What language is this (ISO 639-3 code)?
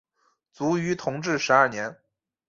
zho